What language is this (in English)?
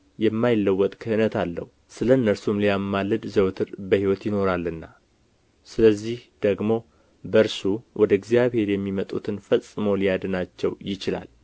Amharic